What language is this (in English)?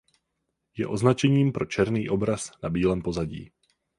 Czech